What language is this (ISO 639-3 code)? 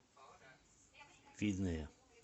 rus